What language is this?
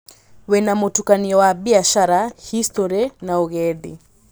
Kikuyu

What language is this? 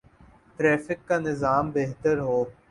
Urdu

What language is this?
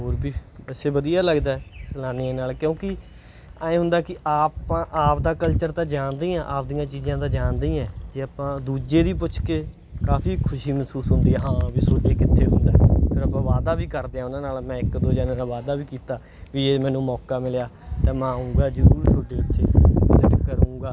Punjabi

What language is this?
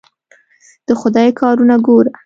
Pashto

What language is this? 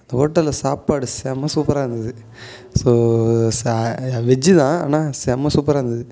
Tamil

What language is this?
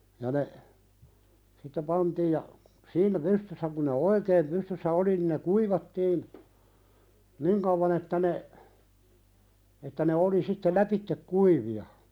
Finnish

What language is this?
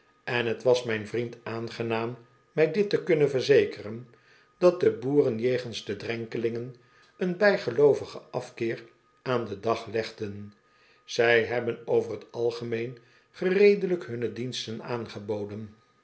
Dutch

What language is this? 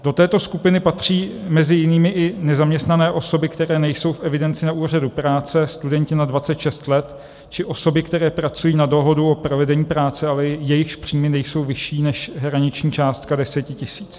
Czech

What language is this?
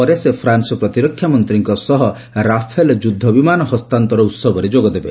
Odia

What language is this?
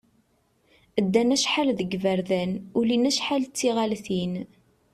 Kabyle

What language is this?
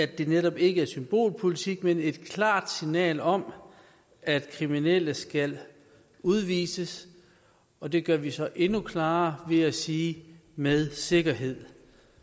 Danish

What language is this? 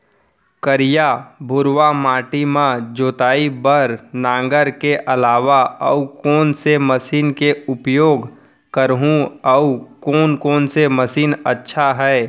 Chhattisgarhi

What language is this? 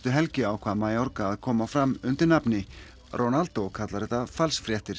Icelandic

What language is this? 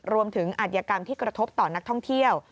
Thai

